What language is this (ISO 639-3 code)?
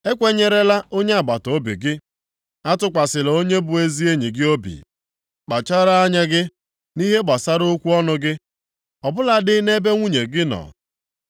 ibo